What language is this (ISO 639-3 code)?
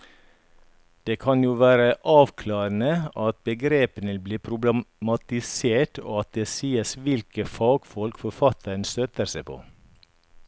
nor